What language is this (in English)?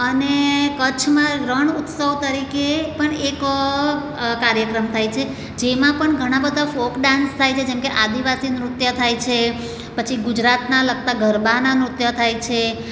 Gujarati